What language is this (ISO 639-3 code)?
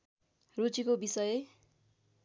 nep